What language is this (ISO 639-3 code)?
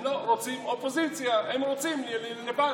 heb